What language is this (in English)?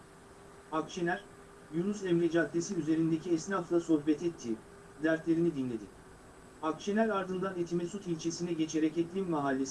Turkish